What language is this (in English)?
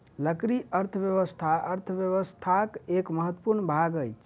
Maithili